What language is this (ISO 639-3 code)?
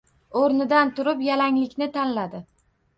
uzb